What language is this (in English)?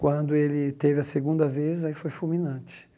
Portuguese